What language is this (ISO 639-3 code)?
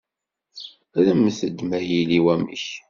kab